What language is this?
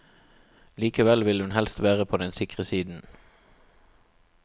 Norwegian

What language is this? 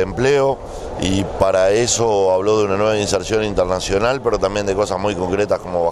Spanish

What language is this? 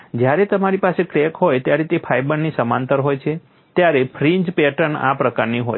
Gujarati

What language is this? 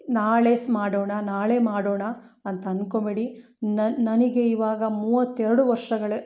Kannada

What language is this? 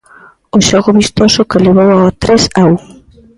Galician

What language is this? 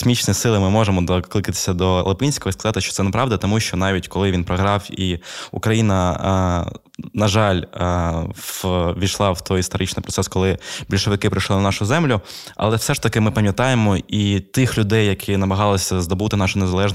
Ukrainian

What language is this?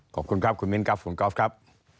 Thai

